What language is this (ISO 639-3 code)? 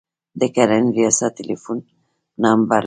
pus